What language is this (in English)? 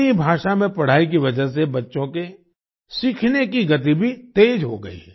Hindi